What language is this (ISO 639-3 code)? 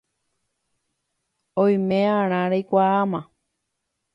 grn